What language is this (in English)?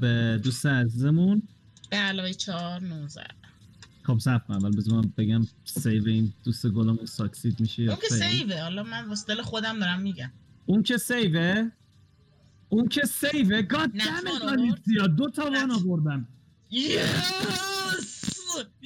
Persian